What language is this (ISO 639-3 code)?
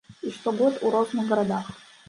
bel